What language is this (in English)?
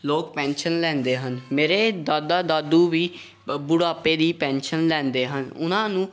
Punjabi